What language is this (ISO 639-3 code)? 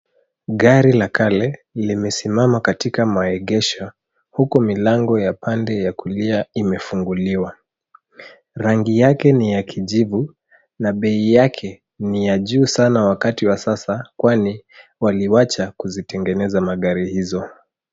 swa